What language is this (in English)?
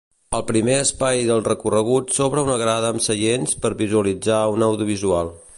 Catalan